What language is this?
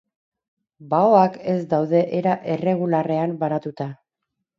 Basque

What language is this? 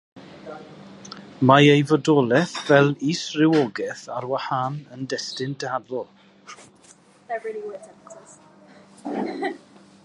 Welsh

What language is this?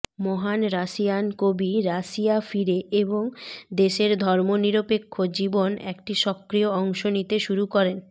Bangla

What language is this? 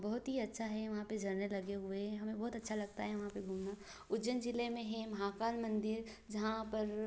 Hindi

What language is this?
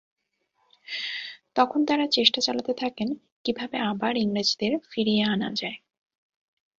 Bangla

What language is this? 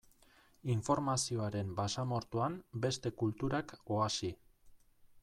Basque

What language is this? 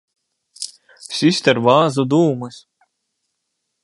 Latgalian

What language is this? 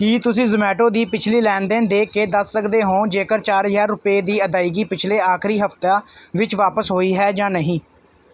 Punjabi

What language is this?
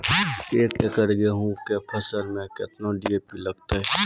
Maithili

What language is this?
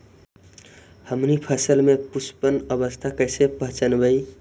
Magahi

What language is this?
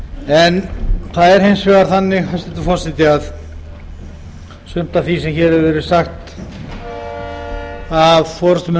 Icelandic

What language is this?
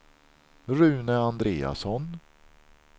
Swedish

